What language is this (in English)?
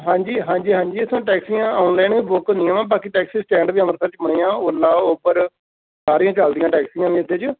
Punjabi